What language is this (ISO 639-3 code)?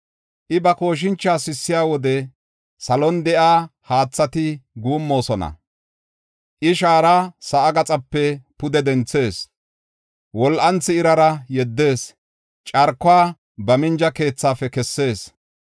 gof